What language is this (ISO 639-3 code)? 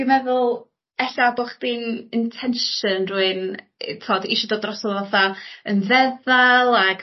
cym